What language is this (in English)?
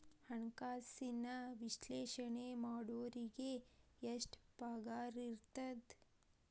Kannada